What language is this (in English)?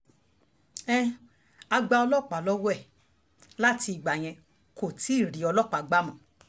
Yoruba